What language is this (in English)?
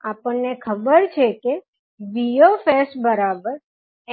Gujarati